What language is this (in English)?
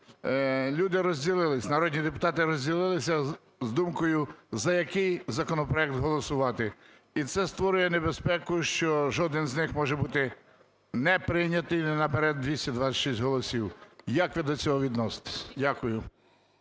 Ukrainian